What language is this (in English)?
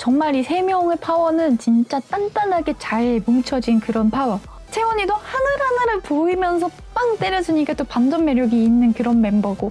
Korean